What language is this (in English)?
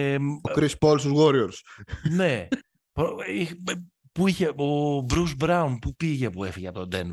Greek